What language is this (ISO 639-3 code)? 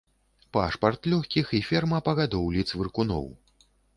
bel